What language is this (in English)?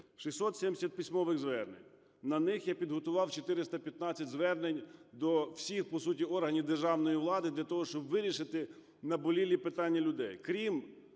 Ukrainian